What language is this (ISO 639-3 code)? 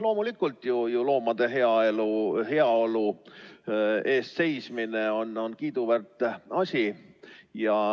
est